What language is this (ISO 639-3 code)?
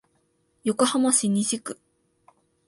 jpn